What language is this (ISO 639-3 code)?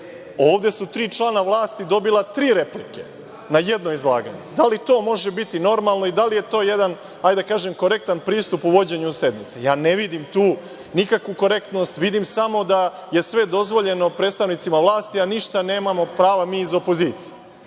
srp